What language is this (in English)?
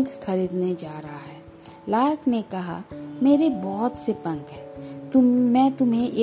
Hindi